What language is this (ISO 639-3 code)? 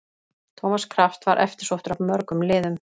isl